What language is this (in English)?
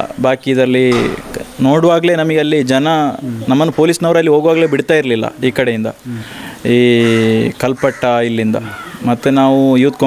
Kannada